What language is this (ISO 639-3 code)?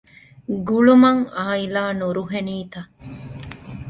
div